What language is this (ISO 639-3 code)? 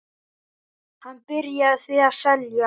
isl